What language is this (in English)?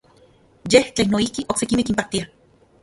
Central Puebla Nahuatl